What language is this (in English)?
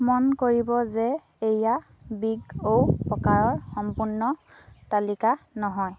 Assamese